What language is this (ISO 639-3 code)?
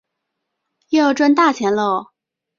zho